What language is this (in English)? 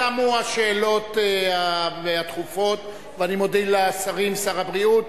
Hebrew